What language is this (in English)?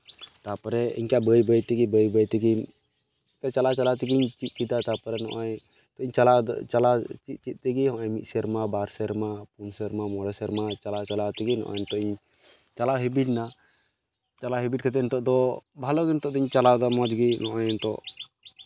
Santali